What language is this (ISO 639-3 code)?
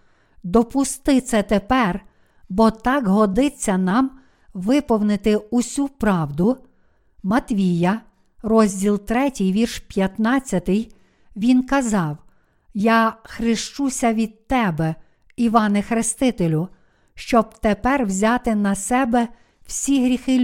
ukr